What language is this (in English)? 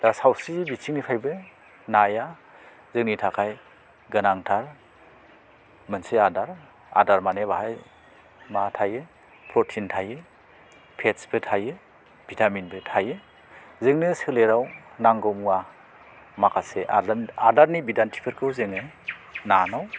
Bodo